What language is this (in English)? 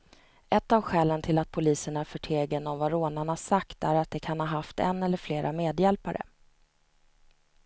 Swedish